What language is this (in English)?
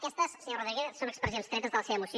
Catalan